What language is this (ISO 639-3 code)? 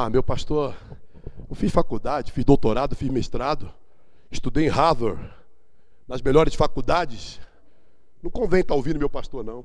por